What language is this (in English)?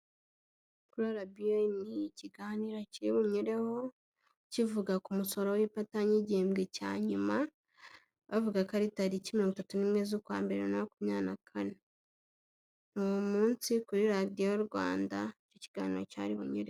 Kinyarwanda